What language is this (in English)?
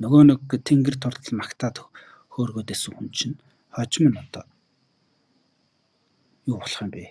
Romanian